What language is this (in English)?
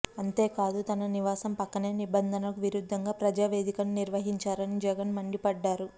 Telugu